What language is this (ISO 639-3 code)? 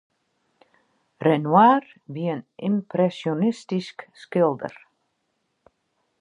fry